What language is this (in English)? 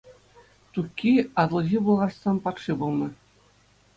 Chuvash